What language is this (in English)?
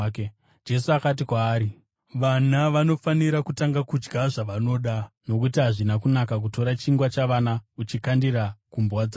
Shona